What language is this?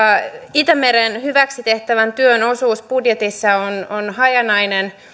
Finnish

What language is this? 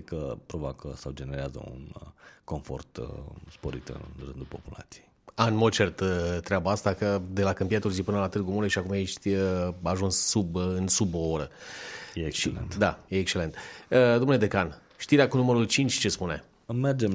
Romanian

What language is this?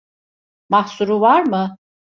Turkish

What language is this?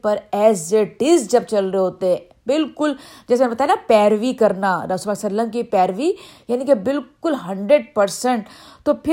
Urdu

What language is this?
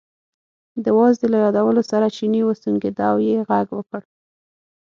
Pashto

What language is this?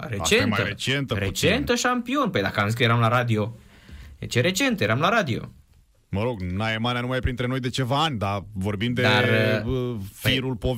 Romanian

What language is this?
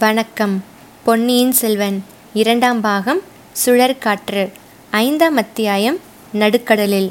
Tamil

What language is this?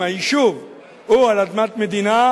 Hebrew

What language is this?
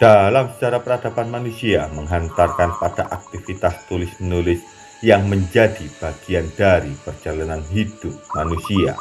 Indonesian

